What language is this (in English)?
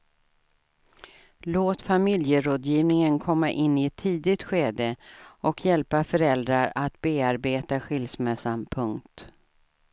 Swedish